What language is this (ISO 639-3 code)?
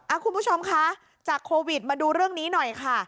tha